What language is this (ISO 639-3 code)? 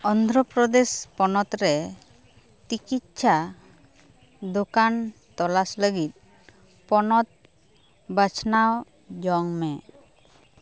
sat